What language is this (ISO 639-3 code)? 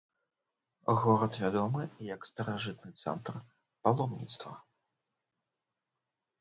bel